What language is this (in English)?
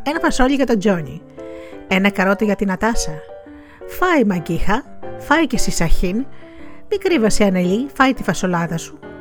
Greek